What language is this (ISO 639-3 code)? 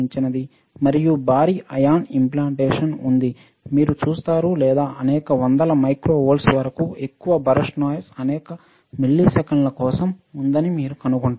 tel